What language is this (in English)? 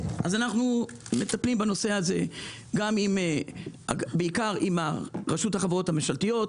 Hebrew